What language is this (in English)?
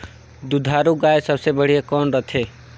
Chhattisgarhi